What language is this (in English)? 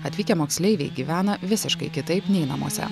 Lithuanian